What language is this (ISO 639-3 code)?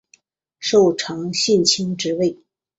zho